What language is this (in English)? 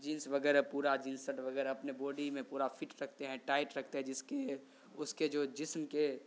Urdu